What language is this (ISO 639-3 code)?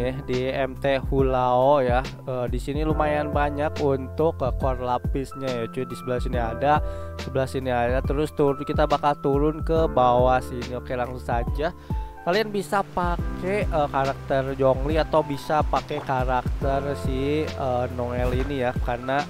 ind